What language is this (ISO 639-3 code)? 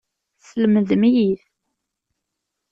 kab